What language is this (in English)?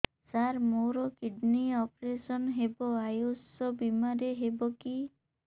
Odia